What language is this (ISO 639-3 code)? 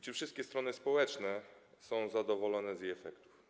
pol